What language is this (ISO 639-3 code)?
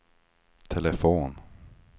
swe